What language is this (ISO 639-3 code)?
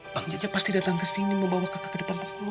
ind